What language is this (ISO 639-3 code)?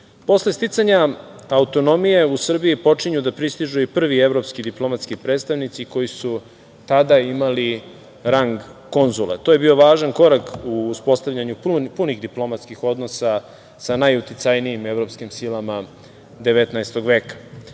srp